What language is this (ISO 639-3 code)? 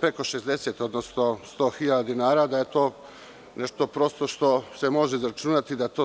srp